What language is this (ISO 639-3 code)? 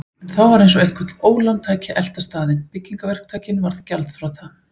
isl